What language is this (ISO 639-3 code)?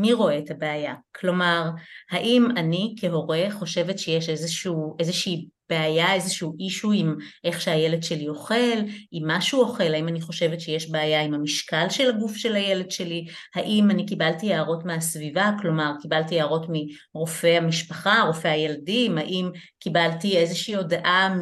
heb